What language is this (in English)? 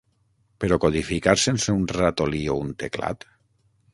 Catalan